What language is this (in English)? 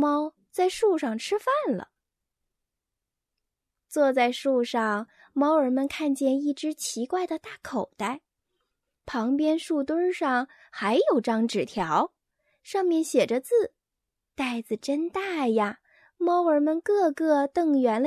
Chinese